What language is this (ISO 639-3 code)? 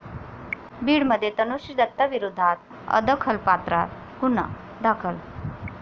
mar